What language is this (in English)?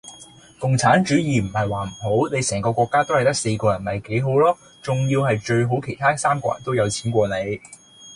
Cantonese